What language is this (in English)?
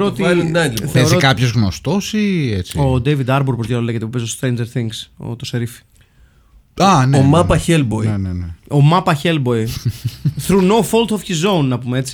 Greek